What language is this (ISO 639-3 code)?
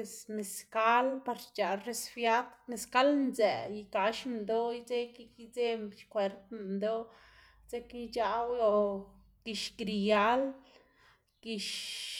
ztg